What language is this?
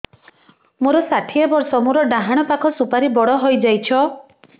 Odia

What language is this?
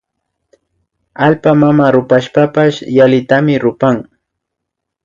Imbabura Highland Quichua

